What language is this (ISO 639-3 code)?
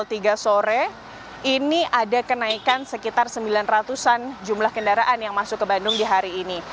ind